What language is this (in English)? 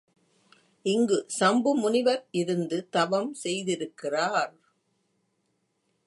Tamil